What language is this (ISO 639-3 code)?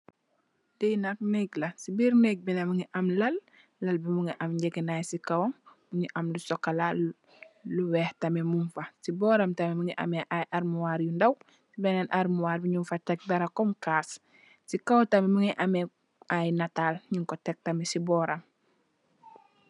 wol